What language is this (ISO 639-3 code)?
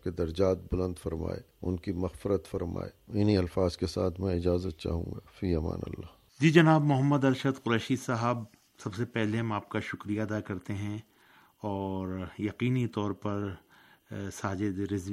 urd